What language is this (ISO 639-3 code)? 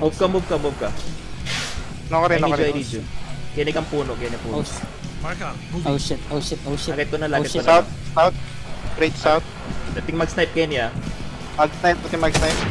ind